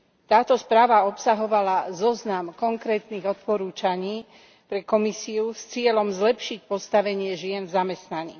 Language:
Slovak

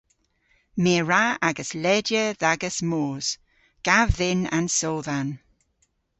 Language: Cornish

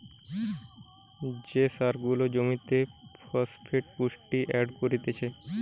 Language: Bangla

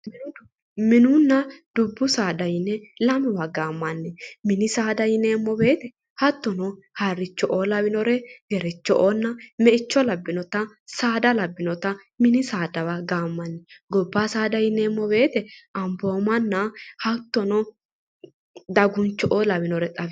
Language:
Sidamo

